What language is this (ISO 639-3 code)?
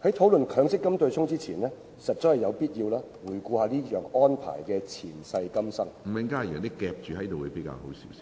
yue